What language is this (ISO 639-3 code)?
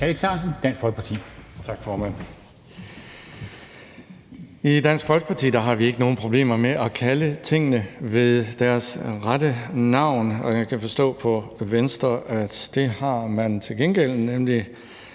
dan